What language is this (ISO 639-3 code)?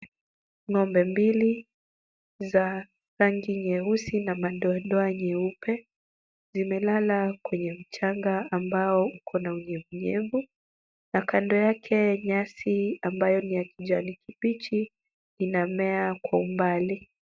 swa